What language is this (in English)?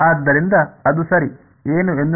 Kannada